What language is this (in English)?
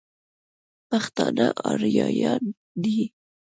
Pashto